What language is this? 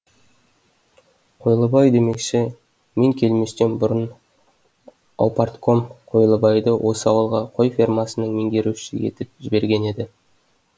Kazakh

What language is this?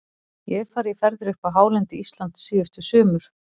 Icelandic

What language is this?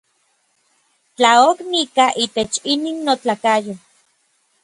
Orizaba Nahuatl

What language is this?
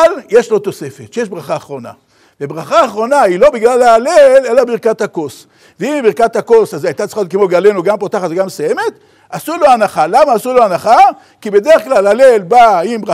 Hebrew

